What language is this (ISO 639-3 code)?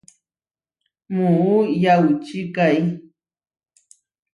var